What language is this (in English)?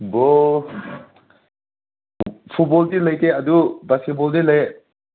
Manipuri